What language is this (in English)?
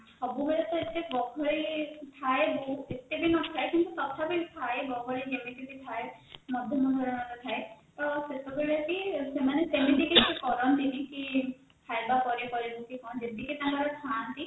Odia